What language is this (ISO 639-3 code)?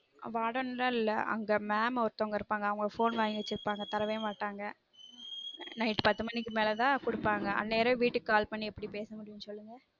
tam